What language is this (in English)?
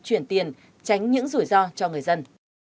Vietnamese